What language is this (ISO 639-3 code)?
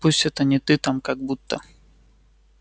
rus